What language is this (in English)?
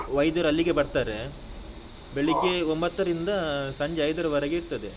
Kannada